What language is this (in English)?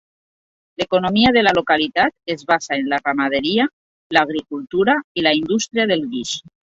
Catalan